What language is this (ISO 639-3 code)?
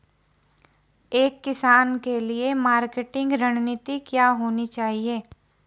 hin